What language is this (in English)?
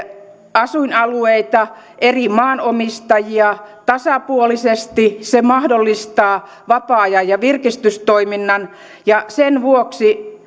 Finnish